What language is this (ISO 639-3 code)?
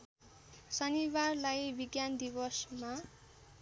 nep